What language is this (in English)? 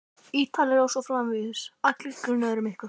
Icelandic